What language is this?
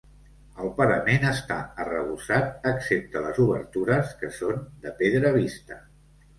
Catalan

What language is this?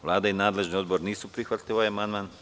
Serbian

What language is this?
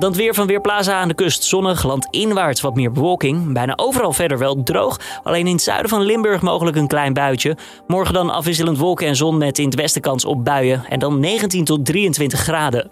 Dutch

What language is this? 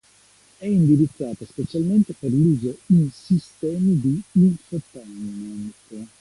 Italian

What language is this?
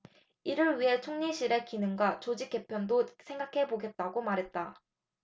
Korean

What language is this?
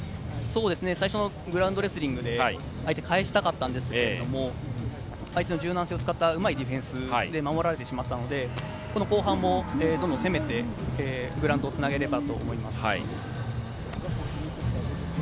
Japanese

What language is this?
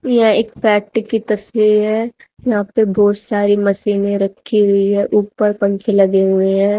Hindi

